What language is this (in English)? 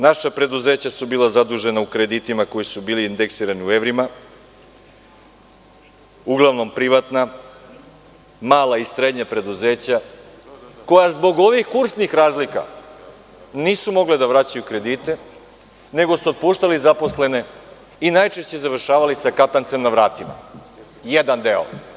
Serbian